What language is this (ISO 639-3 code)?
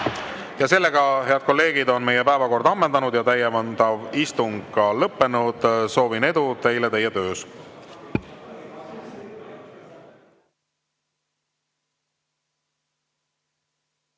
est